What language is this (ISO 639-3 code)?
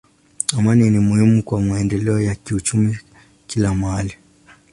swa